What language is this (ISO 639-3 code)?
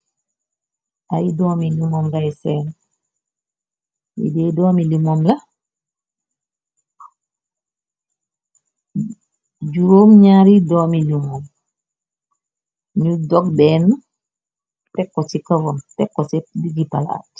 wol